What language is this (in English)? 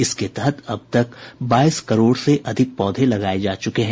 Hindi